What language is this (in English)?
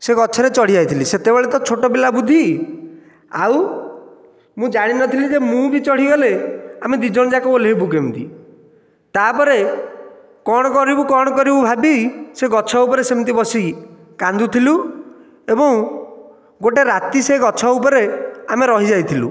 Odia